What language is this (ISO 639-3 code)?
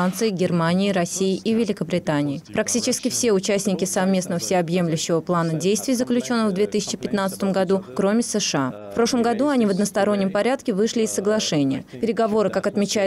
rus